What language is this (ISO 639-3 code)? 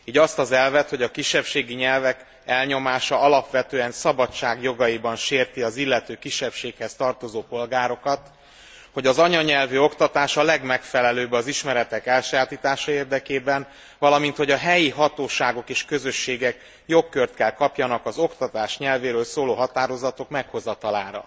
hun